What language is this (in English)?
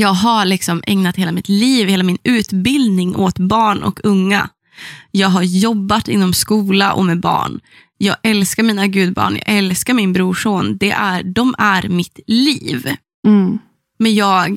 Swedish